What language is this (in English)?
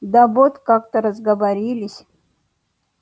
Russian